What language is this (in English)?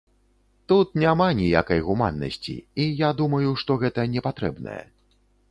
Belarusian